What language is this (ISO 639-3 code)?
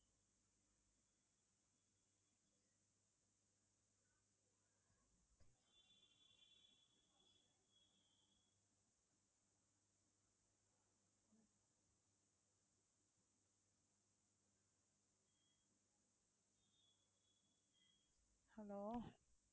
tam